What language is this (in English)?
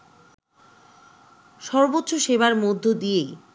Bangla